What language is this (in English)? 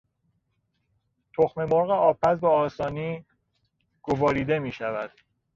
Persian